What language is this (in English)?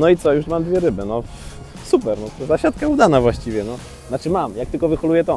Polish